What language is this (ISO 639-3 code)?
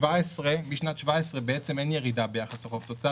heb